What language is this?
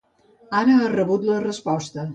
Catalan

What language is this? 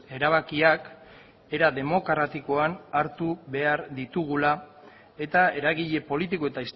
Basque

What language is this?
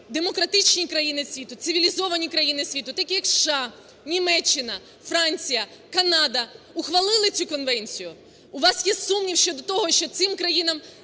Ukrainian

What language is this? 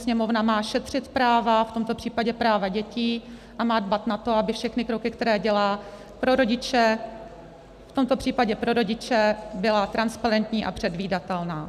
Czech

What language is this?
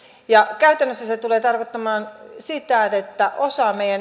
Finnish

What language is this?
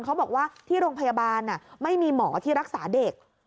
Thai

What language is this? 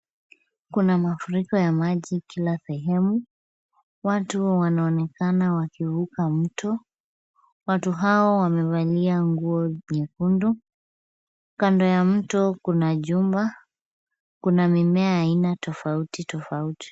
Swahili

